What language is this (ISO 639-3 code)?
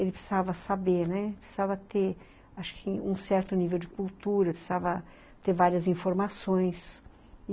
por